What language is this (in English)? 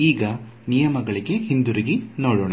Kannada